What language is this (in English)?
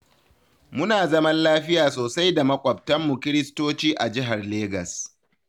Hausa